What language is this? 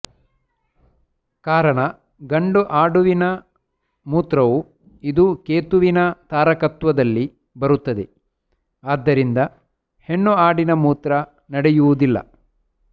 Kannada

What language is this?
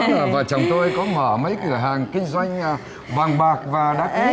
Vietnamese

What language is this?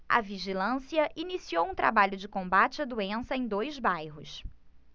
Portuguese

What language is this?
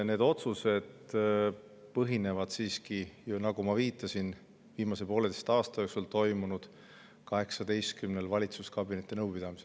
Estonian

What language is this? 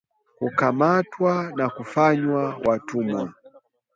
Swahili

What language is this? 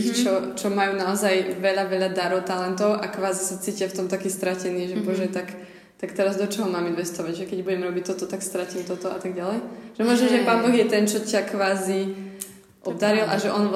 Slovak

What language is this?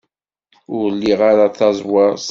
Kabyle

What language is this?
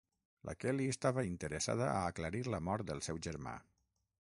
Catalan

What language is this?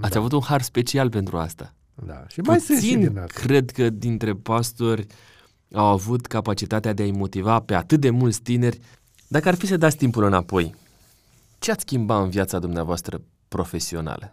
Romanian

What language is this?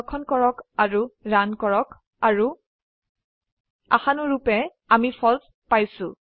Assamese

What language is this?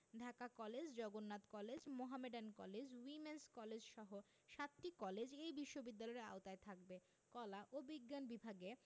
Bangla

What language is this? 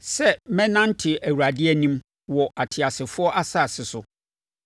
Akan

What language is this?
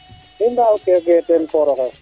Serer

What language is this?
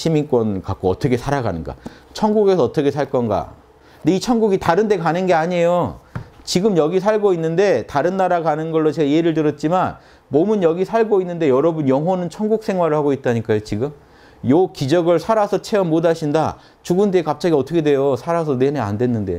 Korean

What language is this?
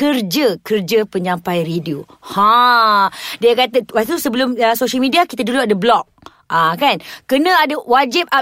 Malay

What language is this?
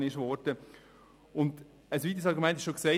Swiss German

